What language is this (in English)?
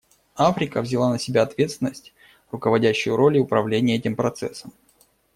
Russian